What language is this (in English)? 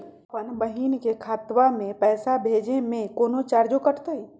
Magahi